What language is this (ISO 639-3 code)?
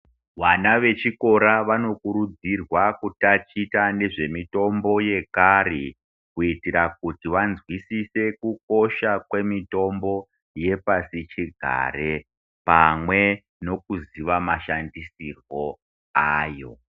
ndc